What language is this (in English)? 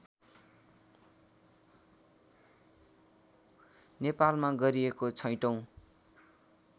Nepali